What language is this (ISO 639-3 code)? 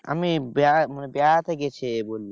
ben